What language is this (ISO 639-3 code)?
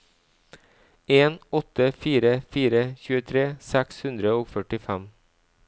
nor